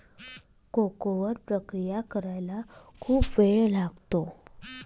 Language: Marathi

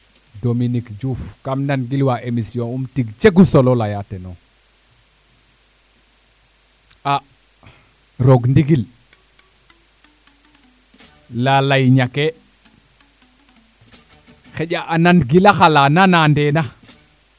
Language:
Serer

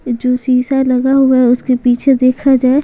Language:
Hindi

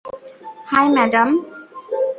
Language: Bangla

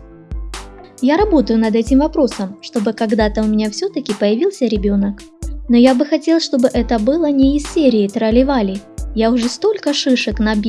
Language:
Russian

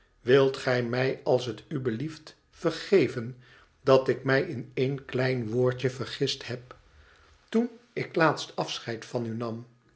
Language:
Dutch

